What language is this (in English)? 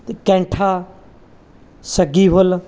Punjabi